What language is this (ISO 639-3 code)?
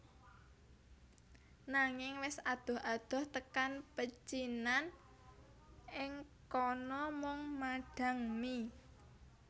jav